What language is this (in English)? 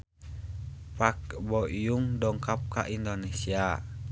Sundanese